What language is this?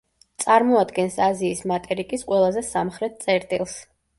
Georgian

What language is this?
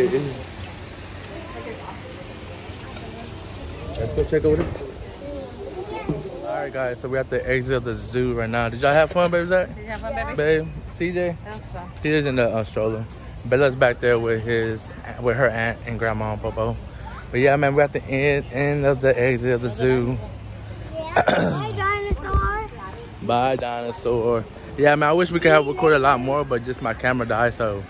English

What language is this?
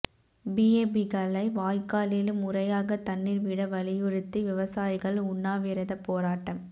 Tamil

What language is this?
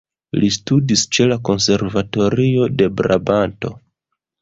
Esperanto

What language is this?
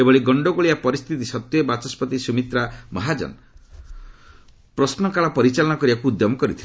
Odia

